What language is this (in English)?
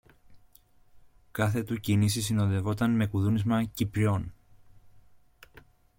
Greek